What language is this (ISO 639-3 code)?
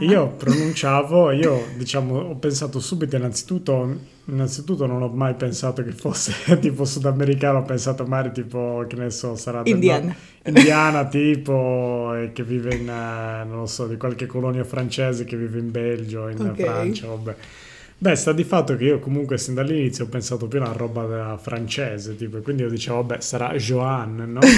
ita